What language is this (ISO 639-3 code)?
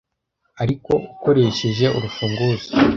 kin